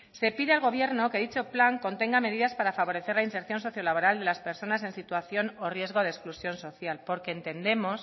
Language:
Spanish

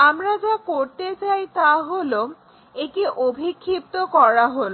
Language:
Bangla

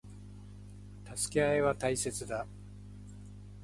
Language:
Japanese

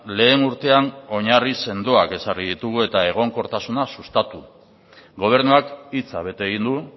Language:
Basque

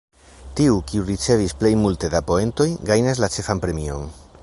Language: Esperanto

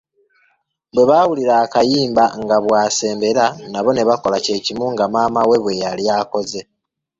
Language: Ganda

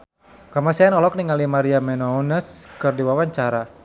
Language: Sundanese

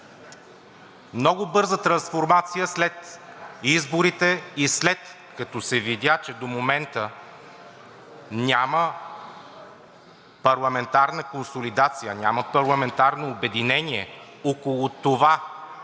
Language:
Bulgarian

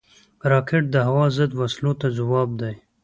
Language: Pashto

